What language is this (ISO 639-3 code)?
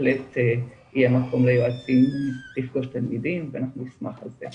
heb